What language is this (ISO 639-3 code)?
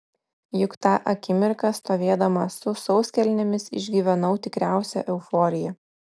lit